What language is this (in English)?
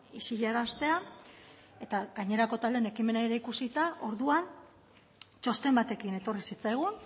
Basque